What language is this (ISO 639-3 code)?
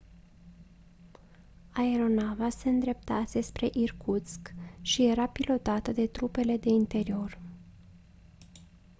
ron